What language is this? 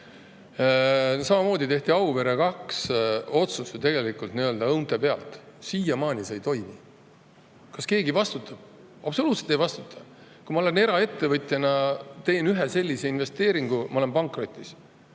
Estonian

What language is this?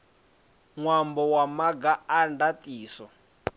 Venda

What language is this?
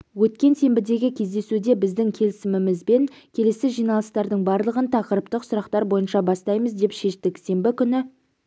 Kazakh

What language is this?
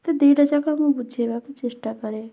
Odia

